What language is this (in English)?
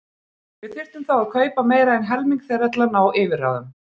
Icelandic